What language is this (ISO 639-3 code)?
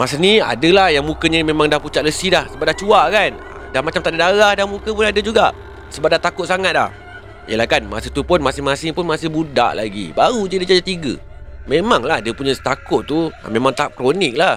msa